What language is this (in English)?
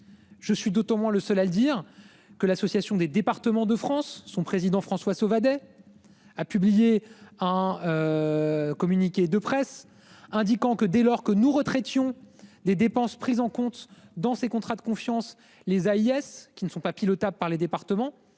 French